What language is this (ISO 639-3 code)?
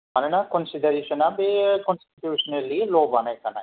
brx